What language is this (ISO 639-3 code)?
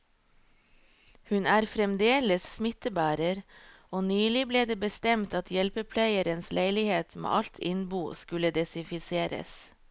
nor